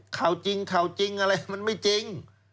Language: Thai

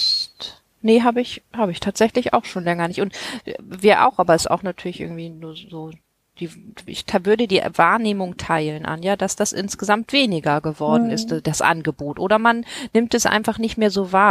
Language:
German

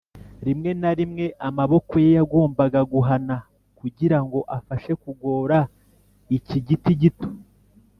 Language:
Kinyarwanda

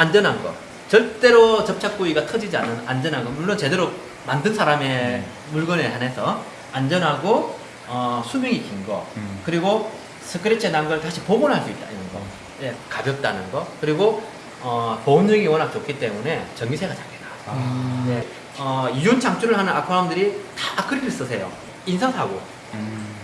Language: Korean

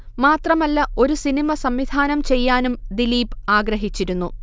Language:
Malayalam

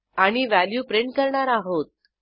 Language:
Marathi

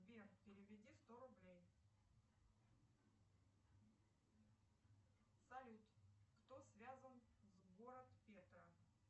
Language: Russian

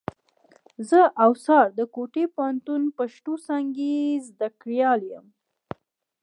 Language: Pashto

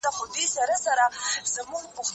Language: Pashto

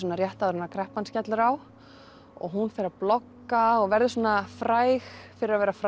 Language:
Icelandic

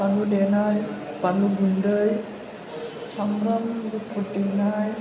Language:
Bodo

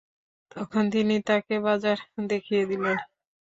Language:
Bangla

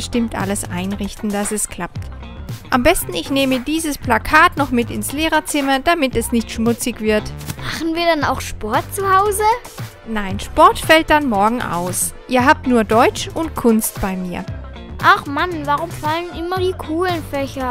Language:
German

